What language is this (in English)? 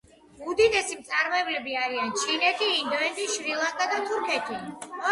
Georgian